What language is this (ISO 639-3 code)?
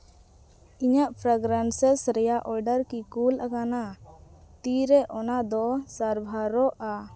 sat